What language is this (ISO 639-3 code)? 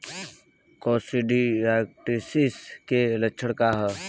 bho